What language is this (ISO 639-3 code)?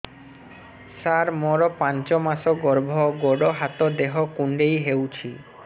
ori